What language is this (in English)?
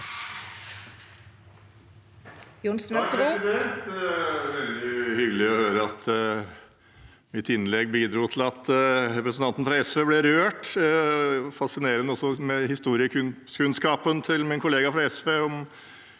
Norwegian